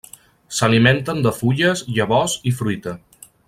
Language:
Catalan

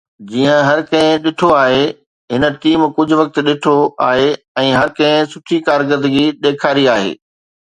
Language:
Sindhi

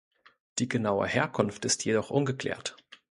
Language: German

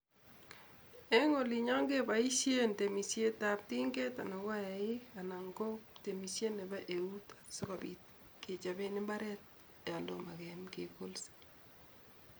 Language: Kalenjin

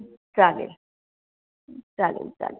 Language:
Marathi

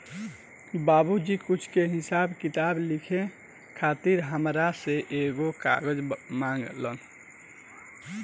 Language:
Bhojpuri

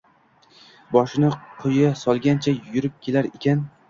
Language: Uzbek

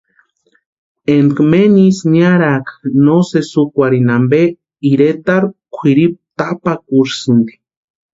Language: Western Highland Purepecha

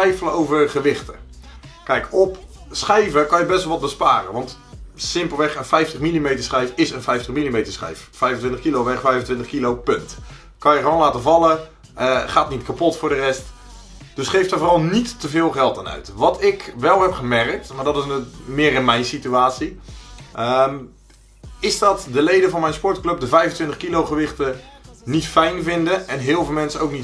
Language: Dutch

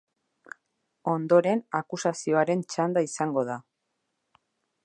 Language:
Basque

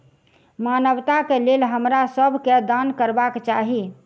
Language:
Maithili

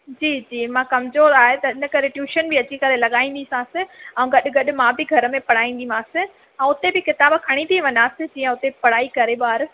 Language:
Sindhi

